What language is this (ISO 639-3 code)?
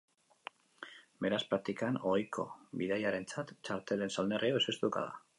eus